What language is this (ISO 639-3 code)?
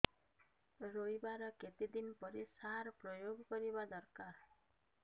ori